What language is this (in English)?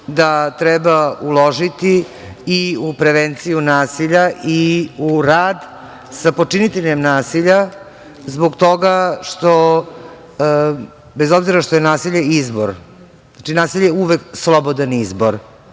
Serbian